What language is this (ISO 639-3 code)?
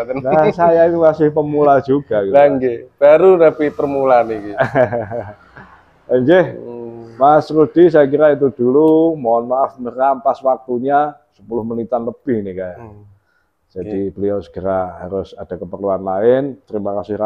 ind